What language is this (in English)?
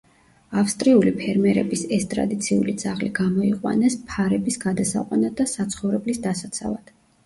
Georgian